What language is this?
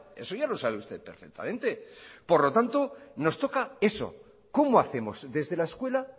Spanish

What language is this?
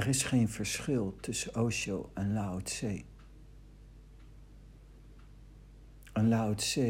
Dutch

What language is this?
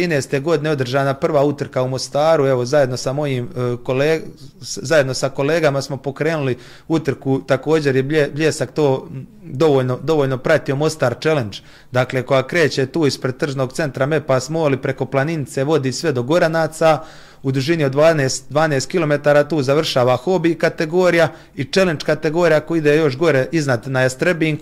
Croatian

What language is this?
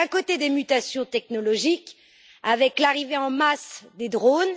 French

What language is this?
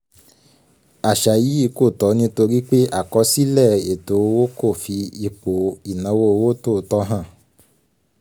Yoruba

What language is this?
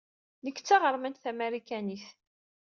Kabyle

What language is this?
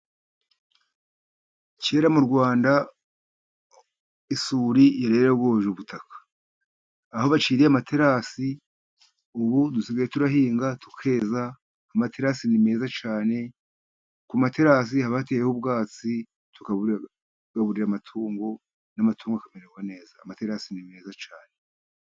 Kinyarwanda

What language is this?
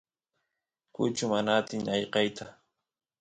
Santiago del Estero Quichua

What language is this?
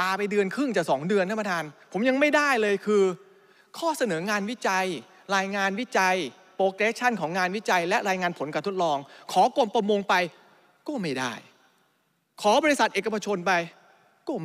Thai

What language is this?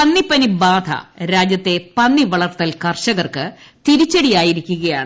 Malayalam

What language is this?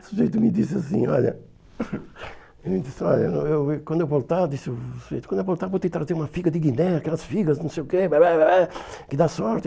Portuguese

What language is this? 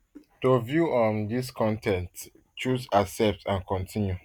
Nigerian Pidgin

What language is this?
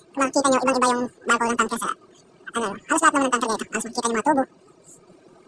Filipino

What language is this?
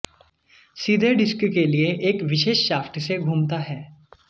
Hindi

